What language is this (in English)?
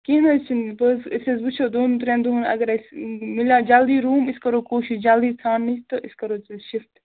Kashmiri